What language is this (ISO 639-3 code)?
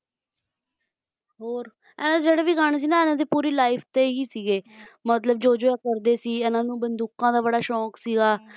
pan